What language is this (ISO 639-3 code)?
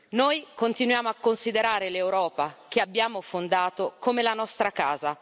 ita